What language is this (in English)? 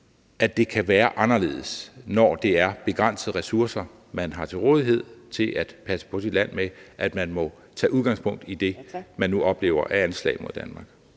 Danish